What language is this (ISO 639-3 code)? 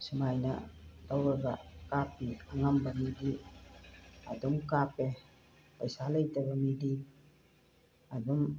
mni